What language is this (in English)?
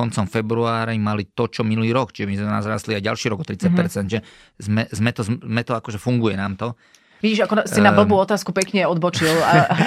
Slovak